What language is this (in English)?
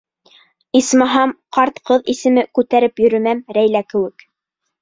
Bashkir